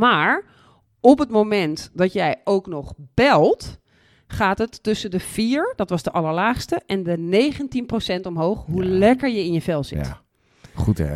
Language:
Dutch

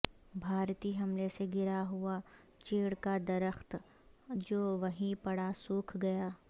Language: Urdu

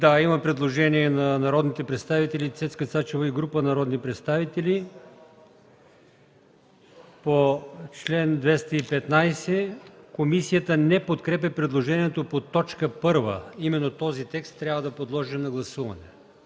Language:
Bulgarian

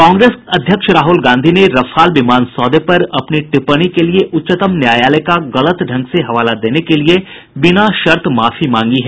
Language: Hindi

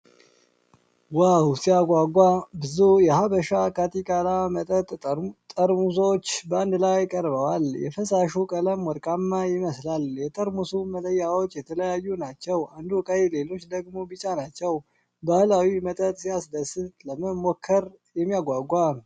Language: Amharic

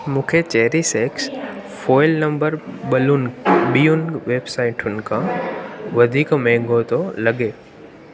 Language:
Sindhi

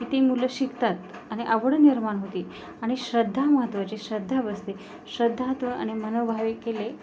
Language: Marathi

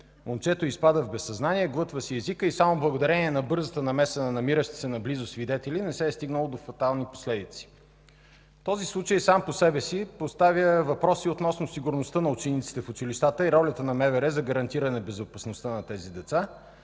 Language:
Bulgarian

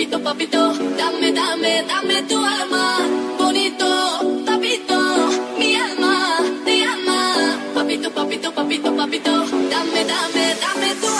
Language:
Indonesian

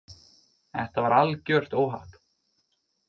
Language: Icelandic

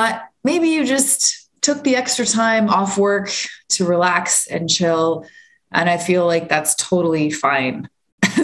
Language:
English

